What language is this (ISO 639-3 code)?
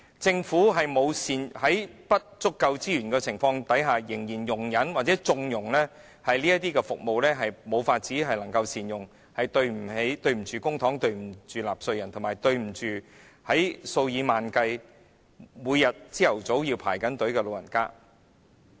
yue